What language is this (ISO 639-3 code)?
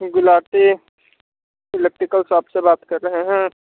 hin